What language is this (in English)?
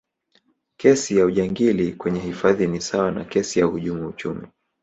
Swahili